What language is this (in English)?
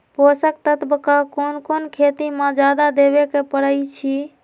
Magahi